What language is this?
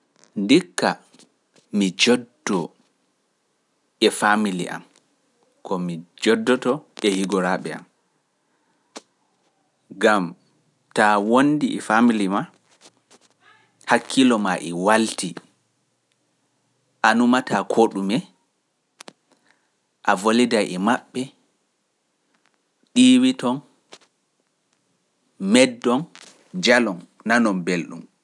Pular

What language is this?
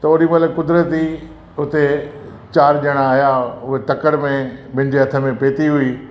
Sindhi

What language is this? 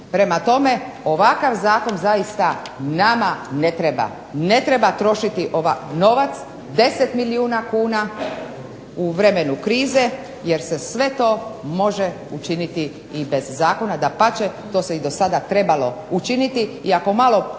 Croatian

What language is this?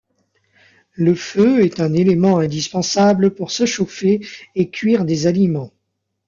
French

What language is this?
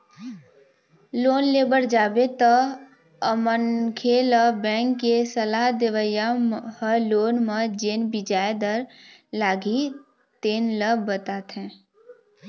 Chhattisgarhi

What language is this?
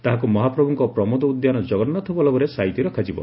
Odia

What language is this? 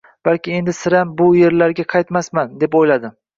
Uzbek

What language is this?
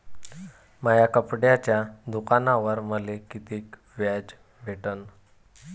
Marathi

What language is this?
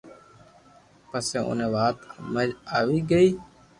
Loarki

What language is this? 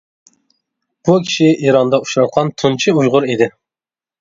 Uyghur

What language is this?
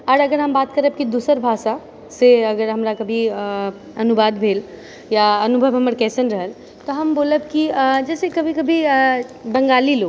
Maithili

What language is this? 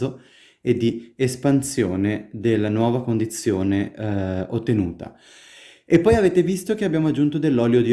Italian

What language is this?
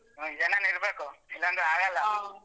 Kannada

